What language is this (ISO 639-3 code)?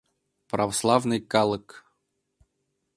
chm